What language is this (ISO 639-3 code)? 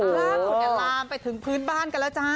tha